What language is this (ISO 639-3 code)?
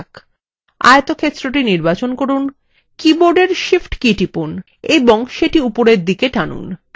ben